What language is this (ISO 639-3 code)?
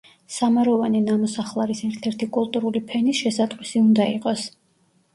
kat